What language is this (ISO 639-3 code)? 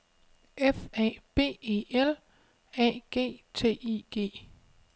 dan